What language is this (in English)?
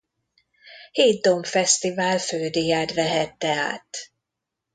Hungarian